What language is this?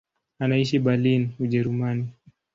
Swahili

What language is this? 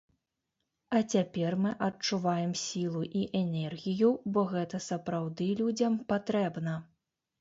Belarusian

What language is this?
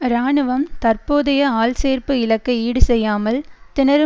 Tamil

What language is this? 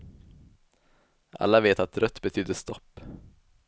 Swedish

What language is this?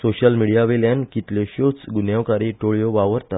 Konkani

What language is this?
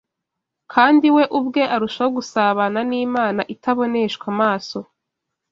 Kinyarwanda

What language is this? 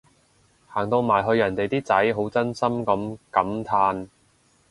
Cantonese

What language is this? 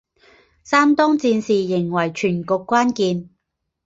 Chinese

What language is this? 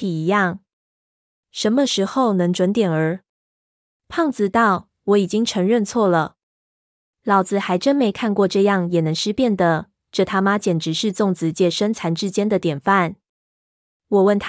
Chinese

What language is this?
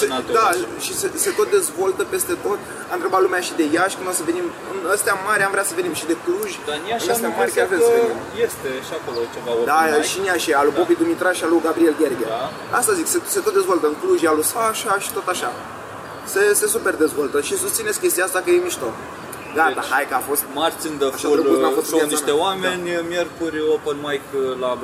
Romanian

